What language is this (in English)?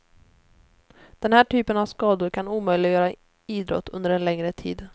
Swedish